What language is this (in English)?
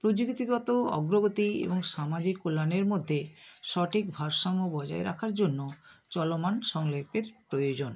Bangla